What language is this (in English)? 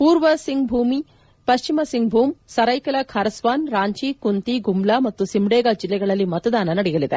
Kannada